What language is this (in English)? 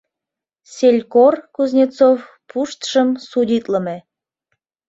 Mari